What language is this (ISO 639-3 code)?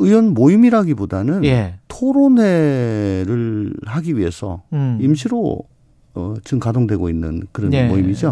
kor